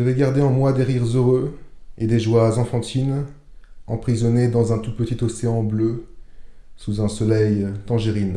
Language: French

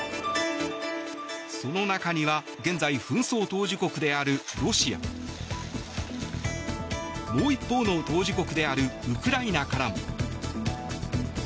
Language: Japanese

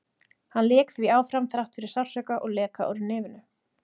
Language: Icelandic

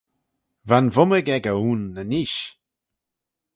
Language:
Manx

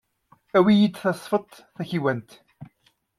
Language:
Kabyle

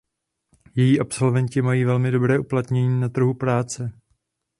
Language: Czech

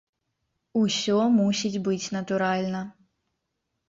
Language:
Belarusian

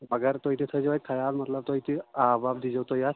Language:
Kashmiri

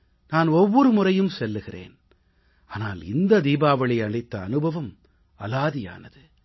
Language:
Tamil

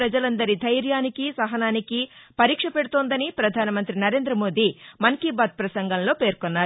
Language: Telugu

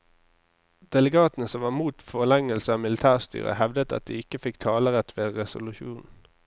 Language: Norwegian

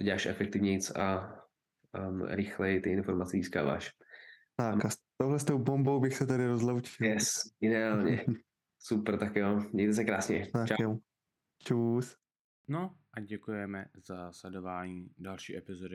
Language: Czech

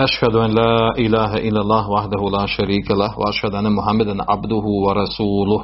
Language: Croatian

